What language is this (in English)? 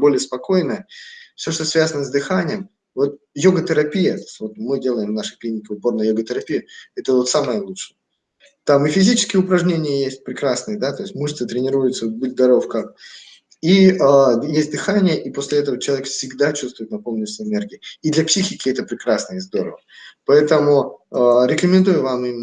Russian